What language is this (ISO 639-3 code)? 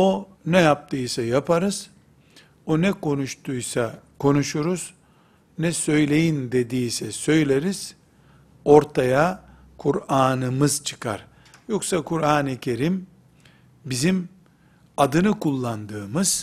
tur